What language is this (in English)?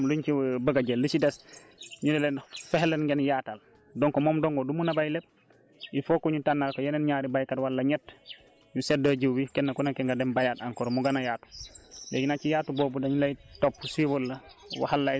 Wolof